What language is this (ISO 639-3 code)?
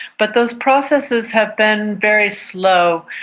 eng